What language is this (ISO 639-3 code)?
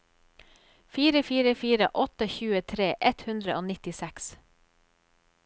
nor